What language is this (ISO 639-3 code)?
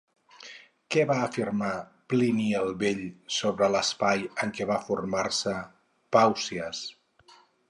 cat